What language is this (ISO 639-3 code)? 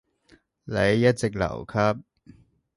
yue